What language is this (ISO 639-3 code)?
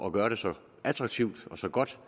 dan